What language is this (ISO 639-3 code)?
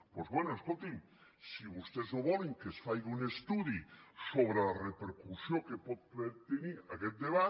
cat